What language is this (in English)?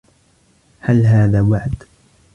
Arabic